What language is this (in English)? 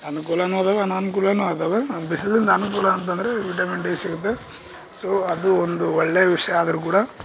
Kannada